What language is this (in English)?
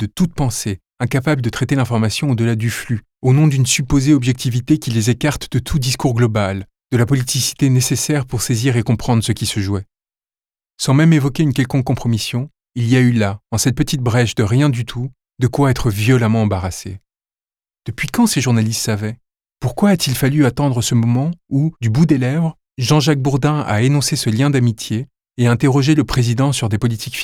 French